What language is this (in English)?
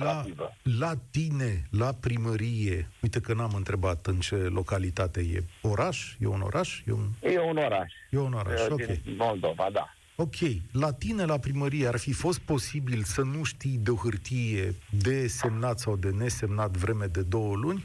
Romanian